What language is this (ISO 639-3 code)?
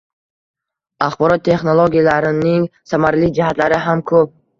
uzb